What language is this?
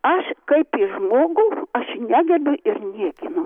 Lithuanian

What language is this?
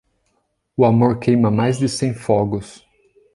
Portuguese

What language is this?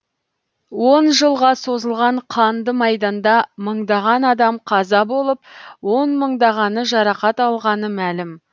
Kazakh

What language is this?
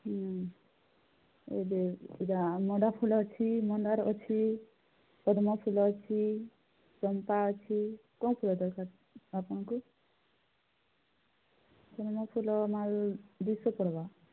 Odia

